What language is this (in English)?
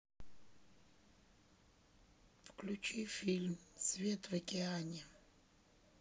Russian